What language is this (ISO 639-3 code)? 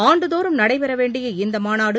tam